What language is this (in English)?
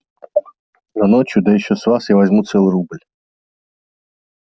Russian